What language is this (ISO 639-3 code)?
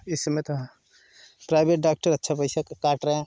hin